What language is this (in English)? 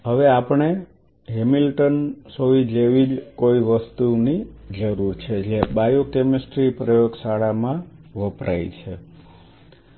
Gujarati